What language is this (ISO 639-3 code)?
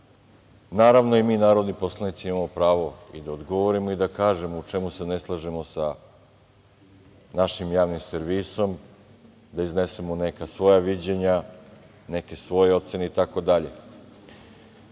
srp